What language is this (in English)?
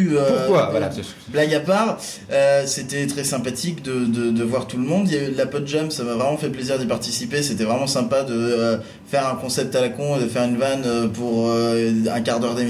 French